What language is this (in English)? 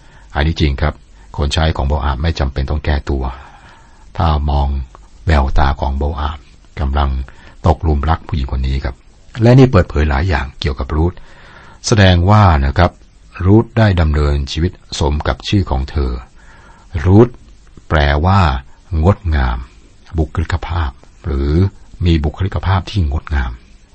Thai